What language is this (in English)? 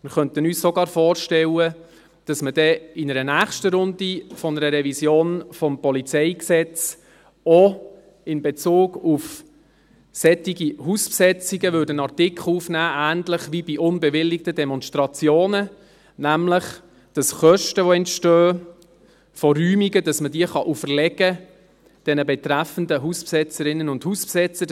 Swiss German